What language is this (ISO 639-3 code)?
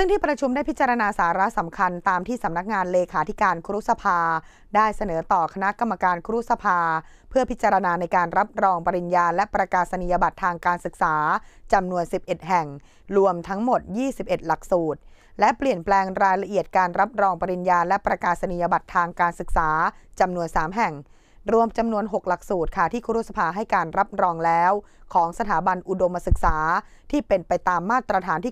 tha